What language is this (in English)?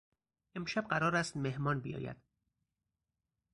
Persian